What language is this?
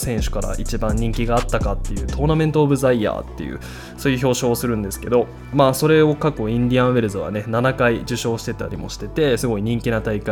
Japanese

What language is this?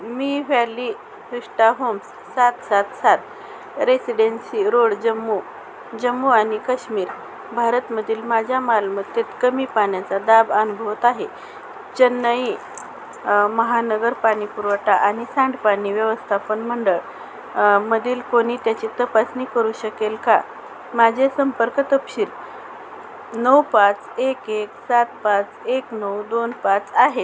Marathi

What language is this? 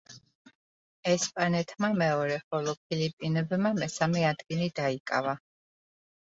Georgian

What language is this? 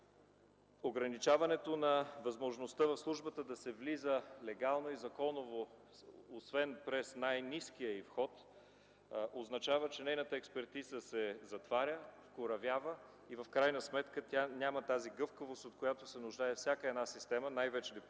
Bulgarian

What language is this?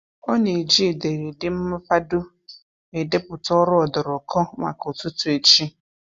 Igbo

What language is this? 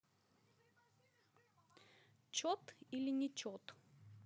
Russian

